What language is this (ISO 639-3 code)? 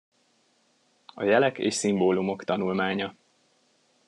hun